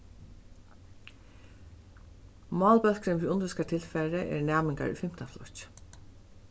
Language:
Faroese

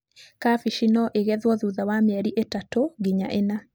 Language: Kikuyu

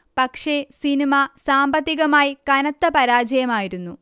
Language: Malayalam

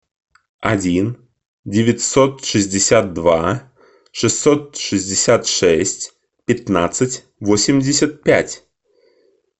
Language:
Russian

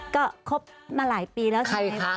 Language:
Thai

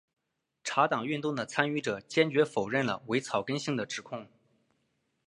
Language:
Chinese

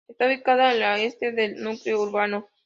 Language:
Spanish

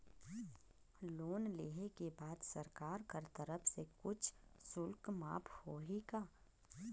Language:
Chhattisgarhi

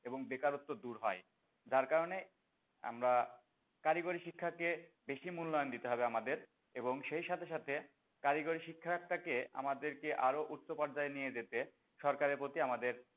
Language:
Bangla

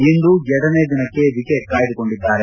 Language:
Kannada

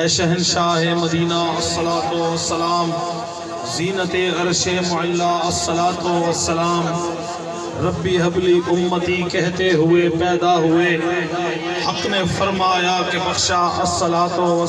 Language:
Urdu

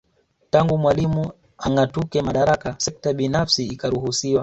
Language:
Swahili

